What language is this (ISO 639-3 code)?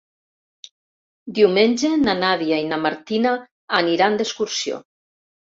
cat